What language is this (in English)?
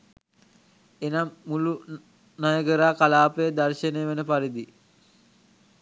Sinhala